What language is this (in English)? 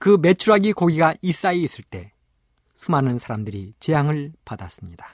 Korean